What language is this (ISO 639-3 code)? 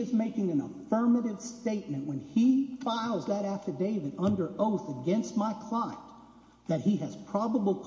eng